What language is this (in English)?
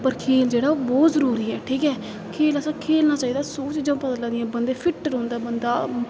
Dogri